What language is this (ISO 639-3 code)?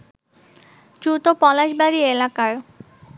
ben